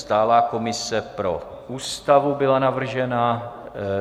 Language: Czech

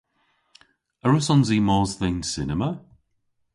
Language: Cornish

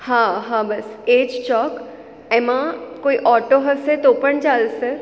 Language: Gujarati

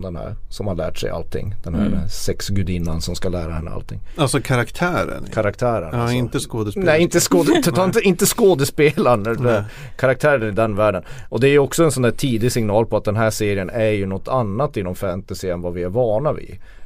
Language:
Swedish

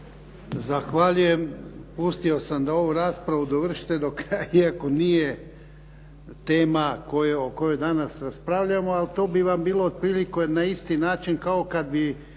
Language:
Croatian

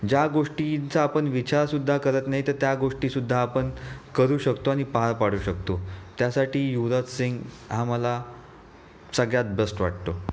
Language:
Marathi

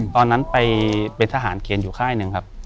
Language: Thai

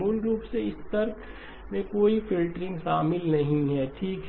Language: Hindi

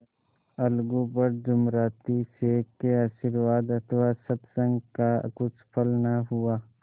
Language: Hindi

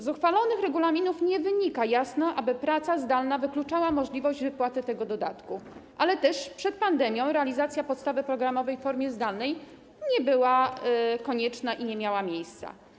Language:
Polish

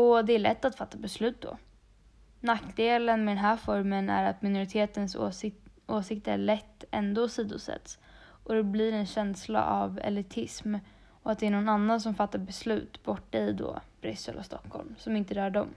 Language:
Swedish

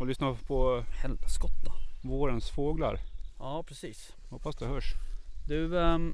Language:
Swedish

